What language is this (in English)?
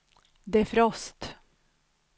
Swedish